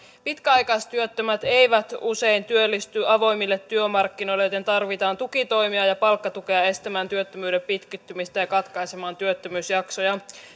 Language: Finnish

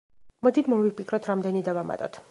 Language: Georgian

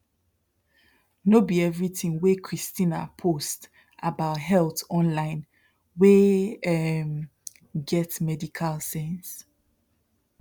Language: Nigerian Pidgin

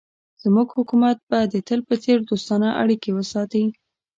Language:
Pashto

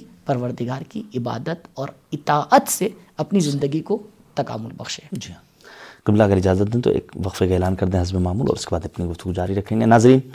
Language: Urdu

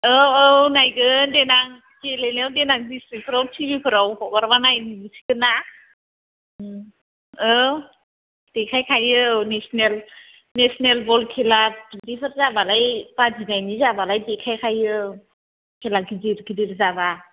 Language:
Bodo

